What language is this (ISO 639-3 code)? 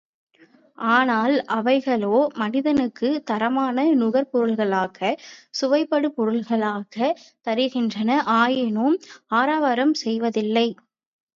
tam